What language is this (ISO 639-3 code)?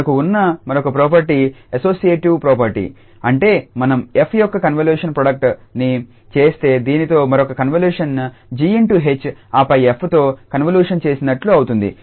tel